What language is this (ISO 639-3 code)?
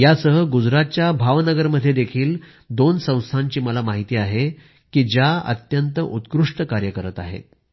mar